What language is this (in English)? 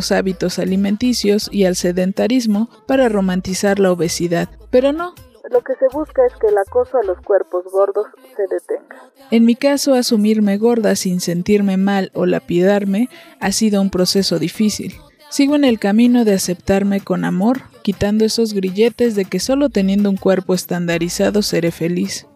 Spanish